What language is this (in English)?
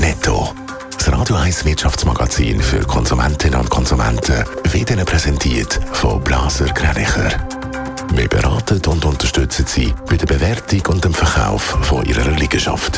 German